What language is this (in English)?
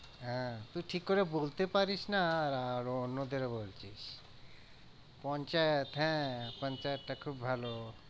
Bangla